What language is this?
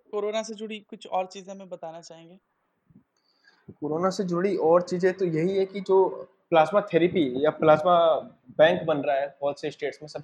Hindi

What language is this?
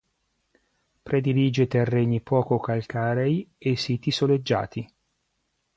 Italian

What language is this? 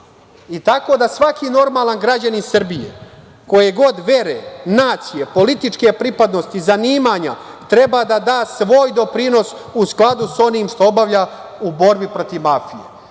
Serbian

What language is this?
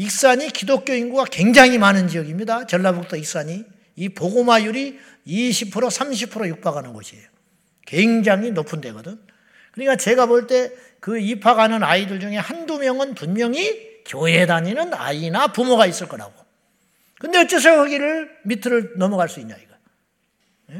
Korean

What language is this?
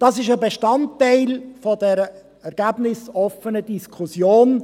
Swiss German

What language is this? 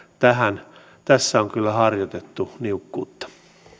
Finnish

